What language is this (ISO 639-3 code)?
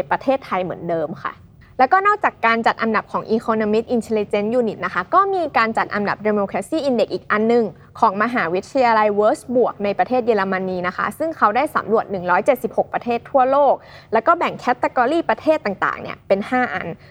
tha